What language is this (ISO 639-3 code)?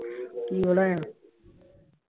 pan